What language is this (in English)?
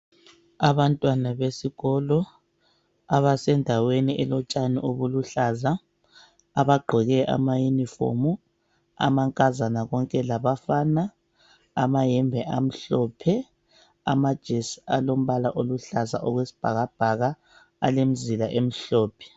North Ndebele